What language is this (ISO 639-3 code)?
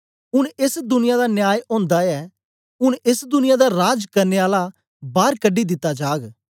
doi